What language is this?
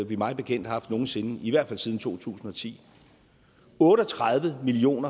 Danish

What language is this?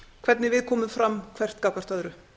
Icelandic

